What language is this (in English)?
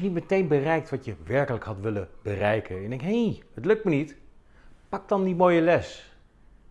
Dutch